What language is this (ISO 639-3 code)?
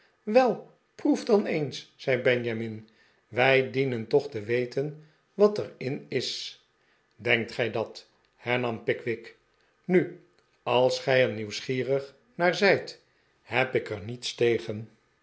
nld